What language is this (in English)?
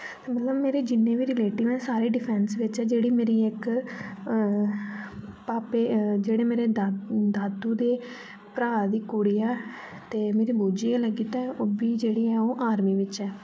Dogri